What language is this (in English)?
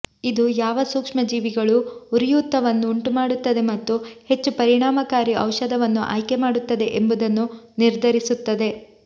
Kannada